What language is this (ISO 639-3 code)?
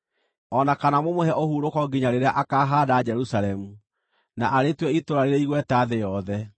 kik